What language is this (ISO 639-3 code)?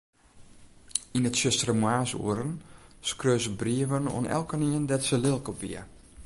fry